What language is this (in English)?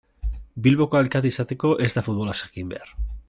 Basque